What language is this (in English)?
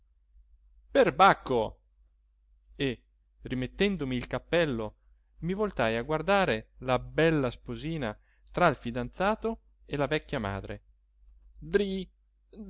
Italian